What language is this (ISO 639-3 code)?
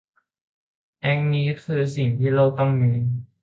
tha